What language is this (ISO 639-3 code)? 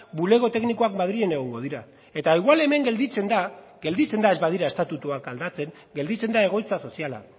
eus